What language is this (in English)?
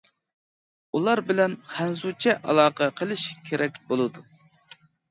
Uyghur